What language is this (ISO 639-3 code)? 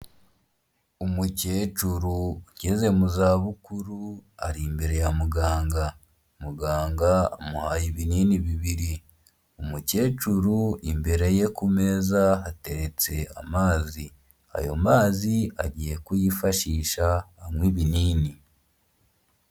kin